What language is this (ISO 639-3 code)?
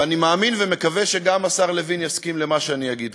heb